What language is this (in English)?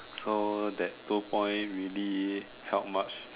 English